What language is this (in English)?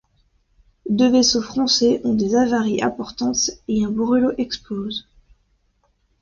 French